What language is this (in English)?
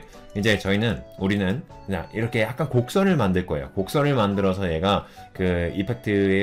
Korean